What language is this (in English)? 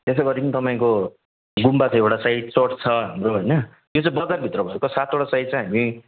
Nepali